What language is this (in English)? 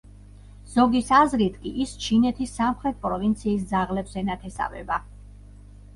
Georgian